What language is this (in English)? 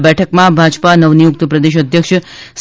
Gujarati